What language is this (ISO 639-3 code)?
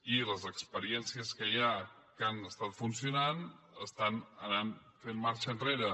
cat